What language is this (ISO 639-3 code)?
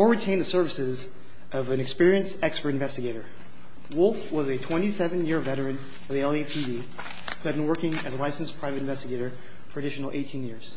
eng